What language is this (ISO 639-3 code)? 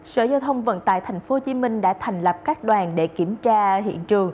vie